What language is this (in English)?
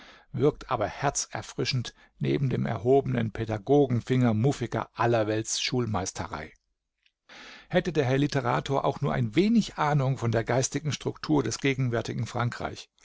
German